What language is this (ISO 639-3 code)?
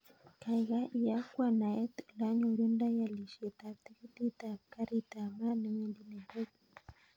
kln